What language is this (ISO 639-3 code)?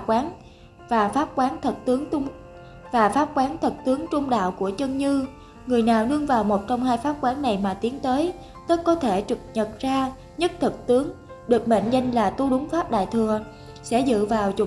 vie